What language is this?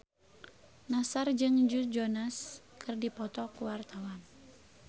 Sundanese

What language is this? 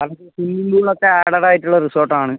Malayalam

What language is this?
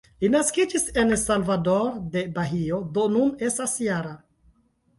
Esperanto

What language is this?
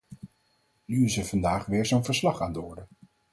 Dutch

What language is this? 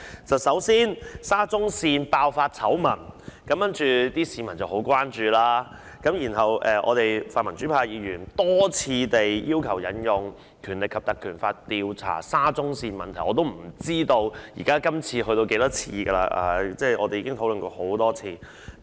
Cantonese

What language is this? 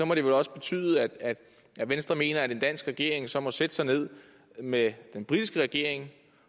Danish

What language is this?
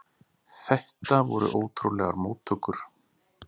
Icelandic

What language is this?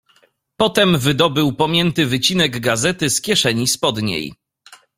Polish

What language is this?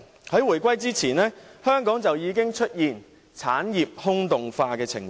Cantonese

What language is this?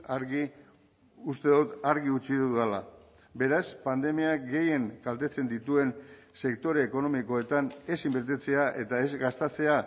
Basque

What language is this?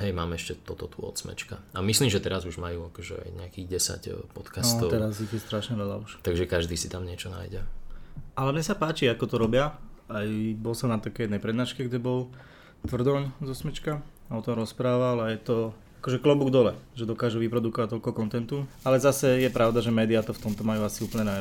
Slovak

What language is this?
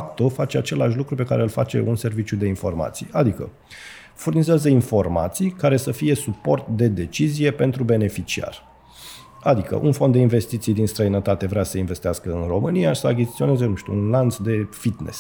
Romanian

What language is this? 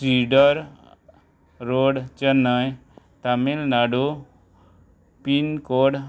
Konkani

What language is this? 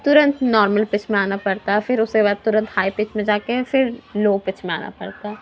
Urdu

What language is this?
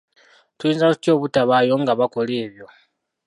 Ganda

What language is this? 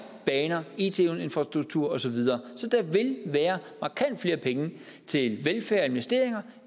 Danish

